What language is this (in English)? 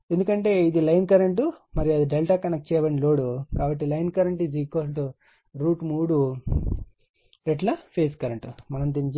Telugu